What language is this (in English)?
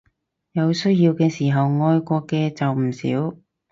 Cantonese